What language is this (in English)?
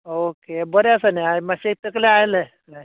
Konkani